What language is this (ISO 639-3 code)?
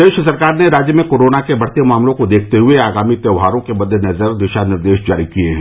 hin